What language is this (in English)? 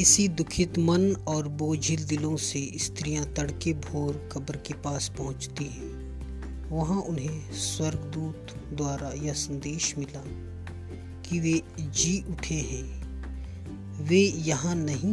Hindi